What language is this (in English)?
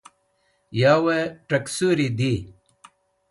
Wakhi